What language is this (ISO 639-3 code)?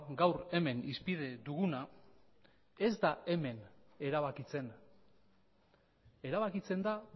eus